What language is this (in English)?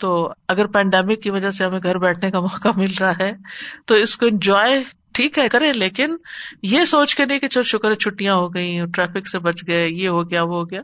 Urdu